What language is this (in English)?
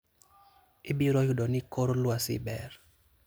Luo (Kenya and Tanzania)